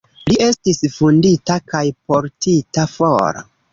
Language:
Esperanto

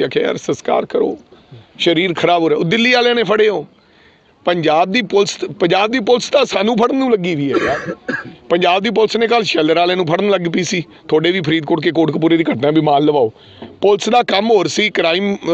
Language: Hindi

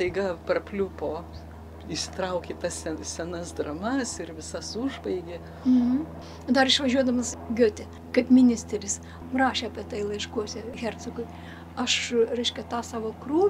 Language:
Lithuanian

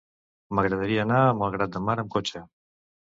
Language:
Catalan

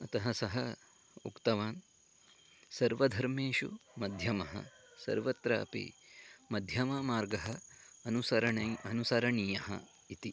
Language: Sanskrit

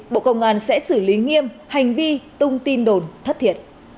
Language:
Vietnamese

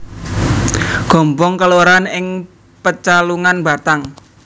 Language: Javanese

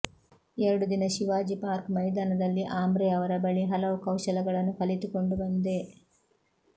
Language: Kannada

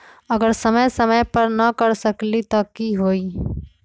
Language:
Magahi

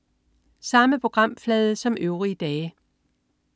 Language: Danish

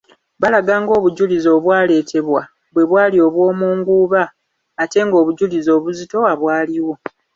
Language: Ganda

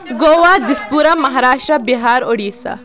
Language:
Kashmiri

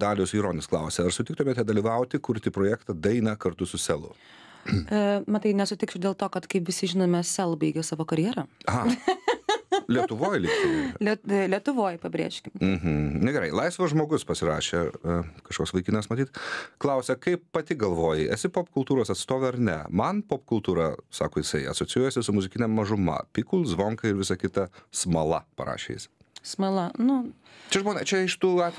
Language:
Lithuanian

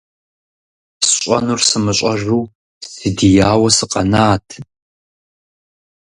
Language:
Kabardian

